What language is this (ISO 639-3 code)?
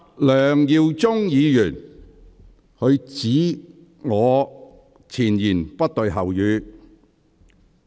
yue